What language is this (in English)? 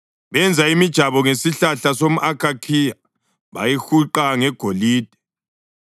North Ndebele